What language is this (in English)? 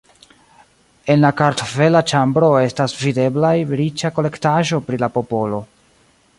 Esperanto